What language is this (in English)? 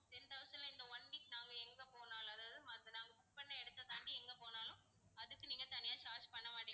Tamil